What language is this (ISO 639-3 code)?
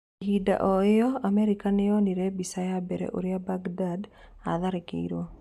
kik